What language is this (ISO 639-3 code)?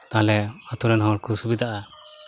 sat